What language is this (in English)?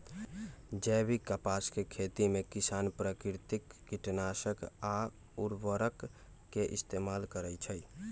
Magahi